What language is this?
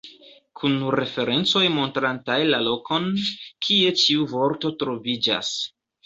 Esperanto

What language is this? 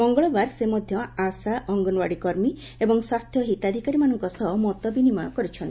Odia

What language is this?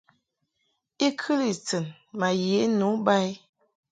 Mungaka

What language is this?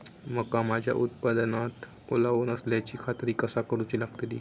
Marathi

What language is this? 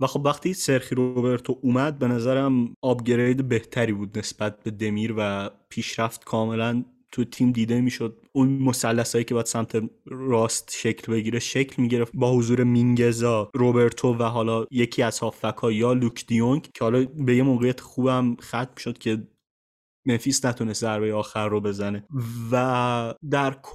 Persian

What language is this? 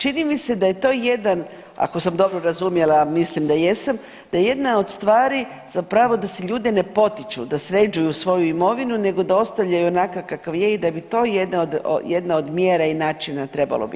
Croatian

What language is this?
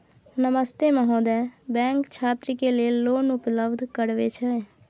Maithili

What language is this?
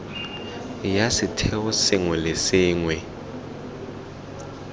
Tswana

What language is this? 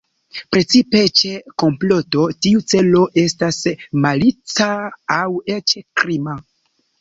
Esperanto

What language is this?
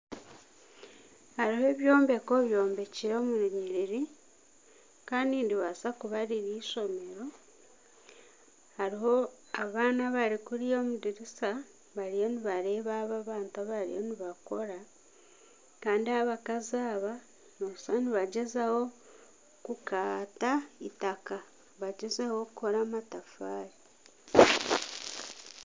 Nyankole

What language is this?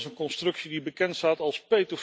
Dutch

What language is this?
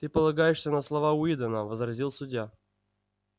Russian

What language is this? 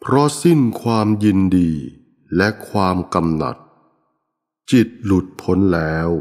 Thai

